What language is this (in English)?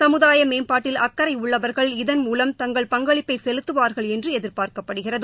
Tamil